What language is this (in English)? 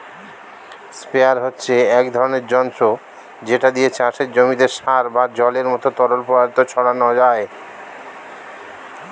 Bangla